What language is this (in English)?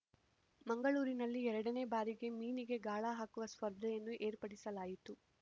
Kannada